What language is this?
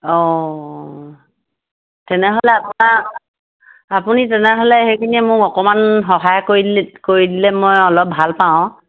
Assamese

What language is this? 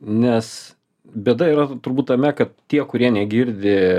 Lithuanian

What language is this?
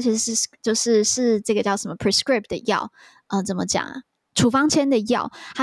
Chinese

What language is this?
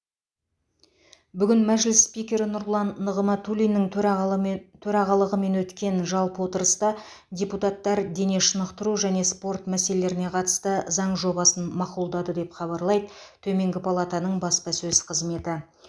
Kazakh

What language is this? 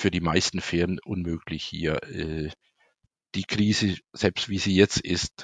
German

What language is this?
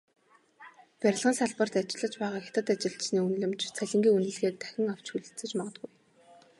Mongolian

